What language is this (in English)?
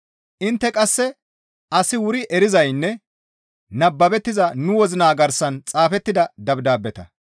Gamo